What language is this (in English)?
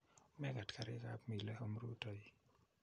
Kalenjin